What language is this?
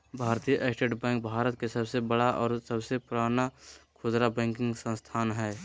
Magahi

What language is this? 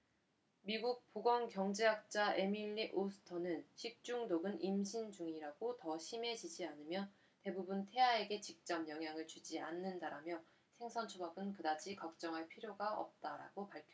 Korean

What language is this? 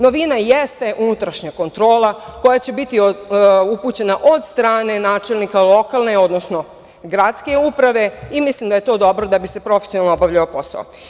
Serbian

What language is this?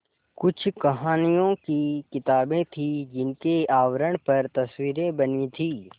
Hindi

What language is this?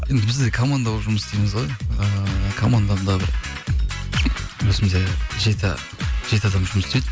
Kazakh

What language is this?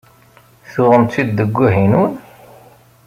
Kabyle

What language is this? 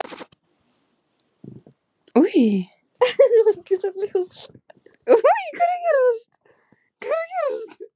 Icelandic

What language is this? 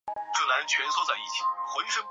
Chinese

